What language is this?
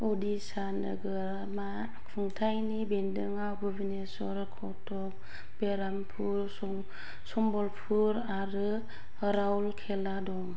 Bodo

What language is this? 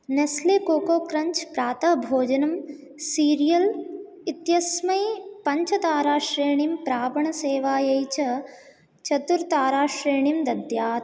Sanskrit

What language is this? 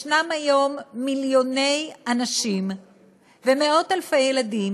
Hebrew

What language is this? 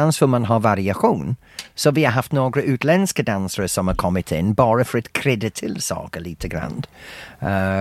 Swedish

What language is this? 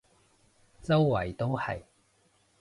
Cantonese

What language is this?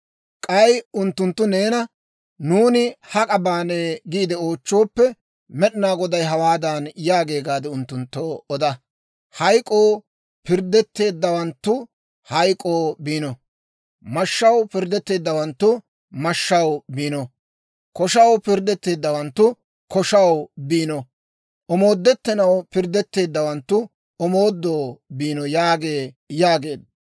Dawro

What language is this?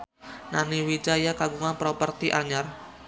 Sundanese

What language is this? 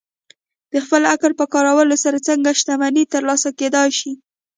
Pashto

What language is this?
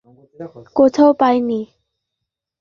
Bangla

